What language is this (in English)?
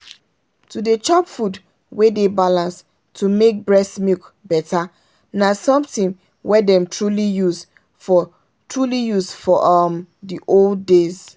Nigerian Pidgin